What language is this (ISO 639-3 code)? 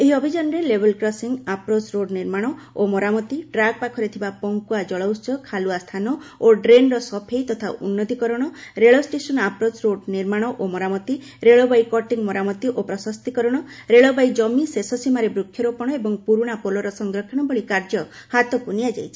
ori